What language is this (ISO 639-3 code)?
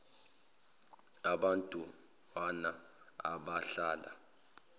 zul